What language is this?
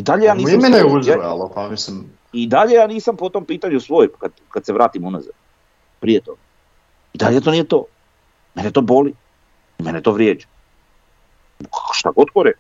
Croatian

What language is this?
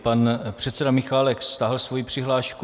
Czech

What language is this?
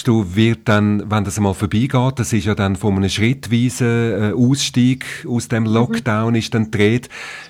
German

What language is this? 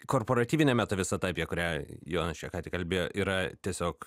Lithuanian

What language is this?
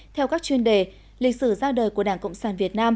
Vietnamese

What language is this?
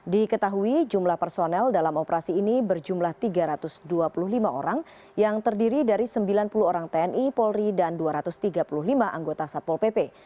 Indonesian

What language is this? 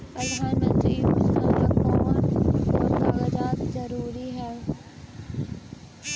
Magahi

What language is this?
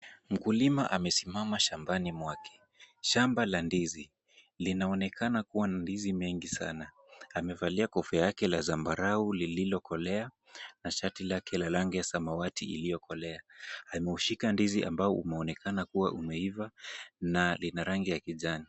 Swahili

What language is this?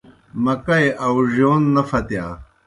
Kohistani Shina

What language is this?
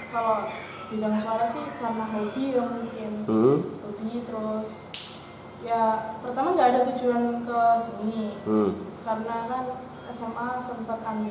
Indonesian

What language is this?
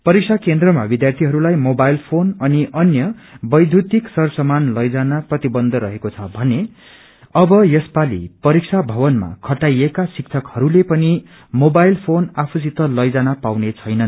Nepali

